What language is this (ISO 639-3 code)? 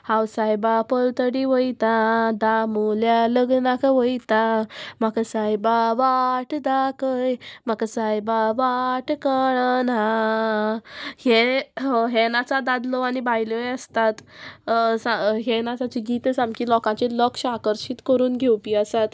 kok